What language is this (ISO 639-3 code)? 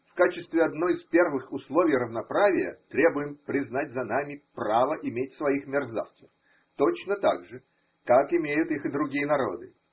rus